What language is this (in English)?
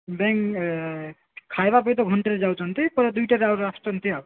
Odia